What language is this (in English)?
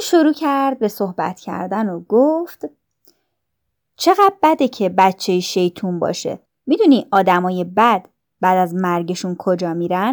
Persian